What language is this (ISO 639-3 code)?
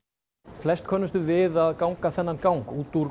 isl